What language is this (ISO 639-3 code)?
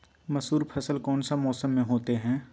mag